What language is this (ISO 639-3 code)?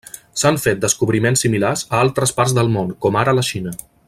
cat